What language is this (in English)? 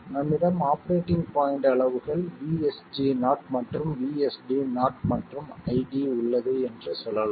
Tamil